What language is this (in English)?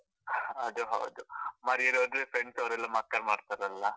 Kannada